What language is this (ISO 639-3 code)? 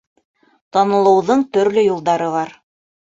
bak